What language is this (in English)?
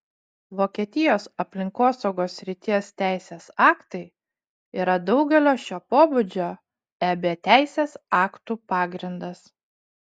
Lithuanian